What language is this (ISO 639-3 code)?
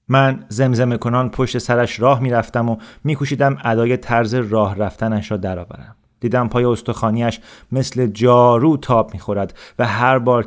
fas